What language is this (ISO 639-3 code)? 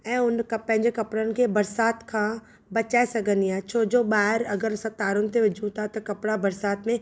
snd